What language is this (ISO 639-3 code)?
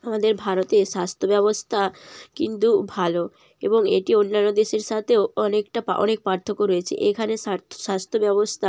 ben